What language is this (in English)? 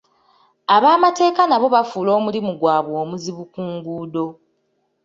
Ganda